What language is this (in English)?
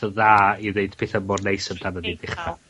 Welsh